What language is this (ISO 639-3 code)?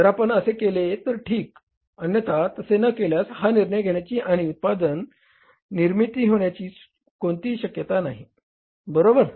mar